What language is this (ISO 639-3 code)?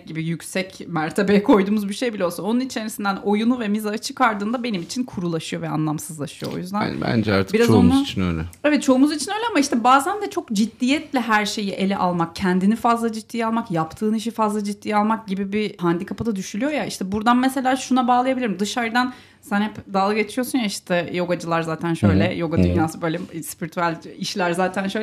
tur